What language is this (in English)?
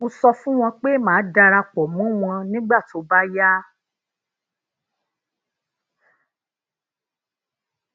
Yoruba